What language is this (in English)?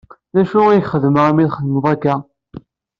Kabyle